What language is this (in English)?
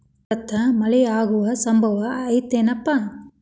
Kannada